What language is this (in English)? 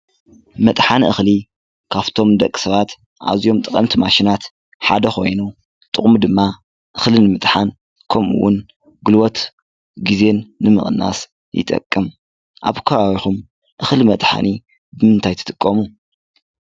Tigrinya